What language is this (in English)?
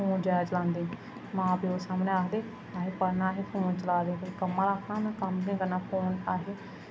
Dogri